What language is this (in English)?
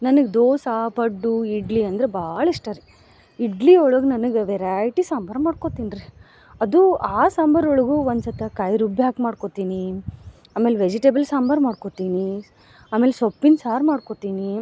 Kannada